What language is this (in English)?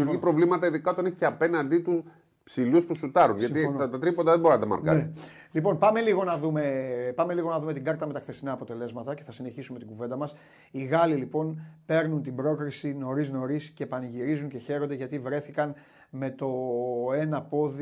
Greek